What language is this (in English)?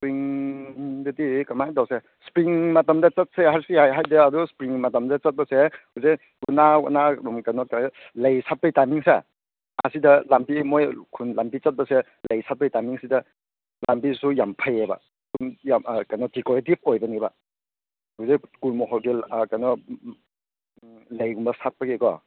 Manipuri